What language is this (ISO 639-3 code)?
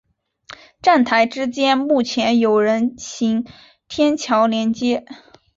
zho